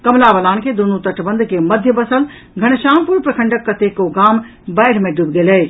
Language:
Maithili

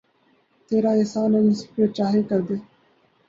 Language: Urdu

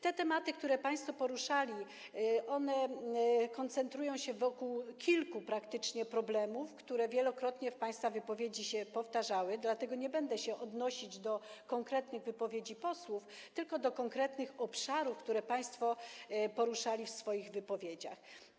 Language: Polish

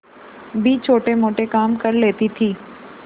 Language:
Hindi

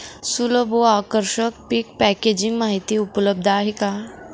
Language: Marathi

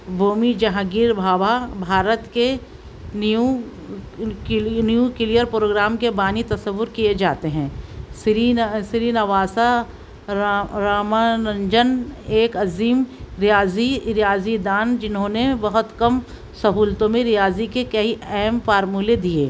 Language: Urdu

